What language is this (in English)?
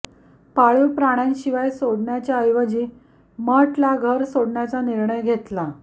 Marathi